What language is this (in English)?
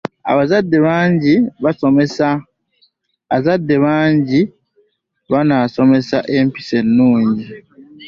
Ganda